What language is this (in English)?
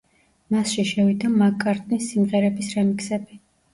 Georgian